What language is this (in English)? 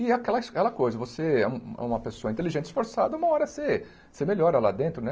Portuguese